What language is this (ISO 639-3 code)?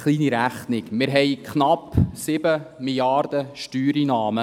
gsw